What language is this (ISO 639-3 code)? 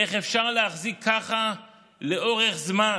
heb